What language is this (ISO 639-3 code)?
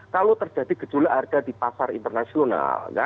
ind